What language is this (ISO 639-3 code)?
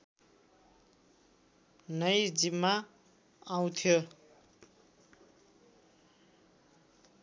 nep